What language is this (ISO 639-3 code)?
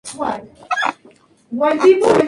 spa